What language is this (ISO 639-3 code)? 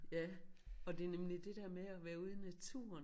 dan